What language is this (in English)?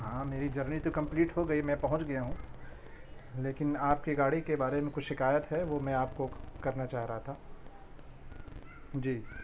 Urdu